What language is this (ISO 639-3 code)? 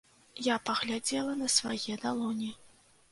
bel